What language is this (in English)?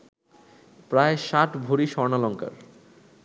Bangla